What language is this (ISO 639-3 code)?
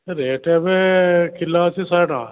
ori